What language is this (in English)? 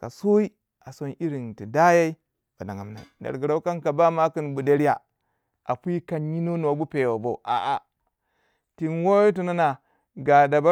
Waja